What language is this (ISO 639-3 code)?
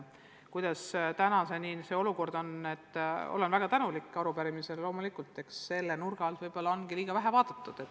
est